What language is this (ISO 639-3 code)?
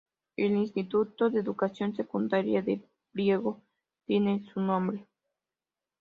spa